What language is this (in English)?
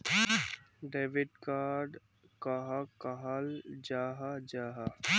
Magahi